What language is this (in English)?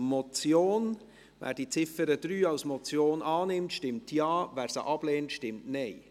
Swiss German